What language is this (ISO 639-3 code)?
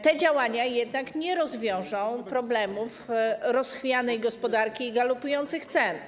pol